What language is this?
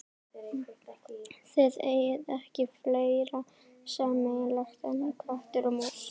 Icelandic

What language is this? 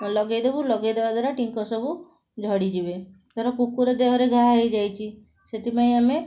Odia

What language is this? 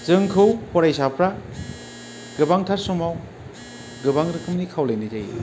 Bodo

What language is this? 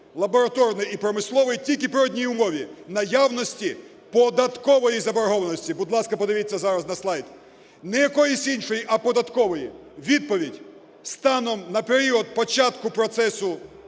Ukrainian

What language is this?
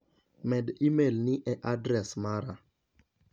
Luo (Kenya and Tanzania)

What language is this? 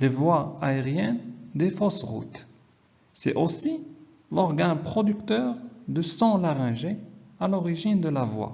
French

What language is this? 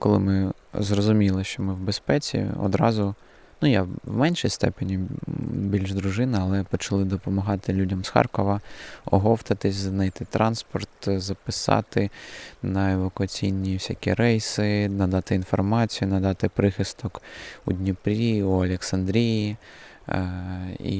Ukrainian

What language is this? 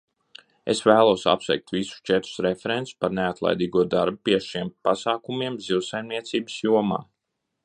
Latvian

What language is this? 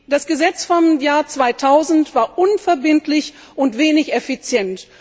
German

